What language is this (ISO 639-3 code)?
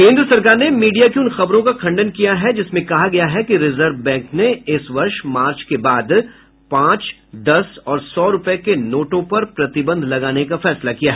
hin